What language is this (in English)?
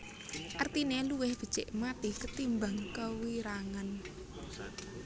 Javanese